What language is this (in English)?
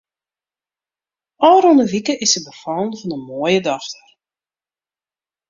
Western Frisian